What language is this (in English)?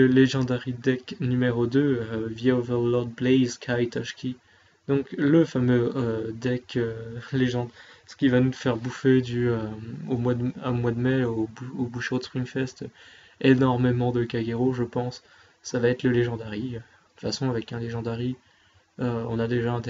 French